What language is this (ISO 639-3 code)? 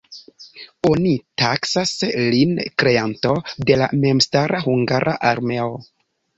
epo